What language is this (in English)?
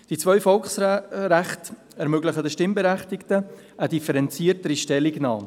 Swiss German